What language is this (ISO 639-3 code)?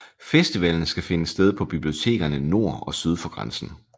dan